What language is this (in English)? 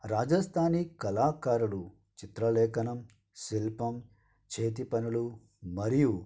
Telugu